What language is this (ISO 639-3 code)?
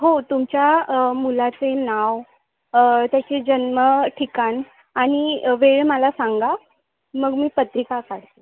mar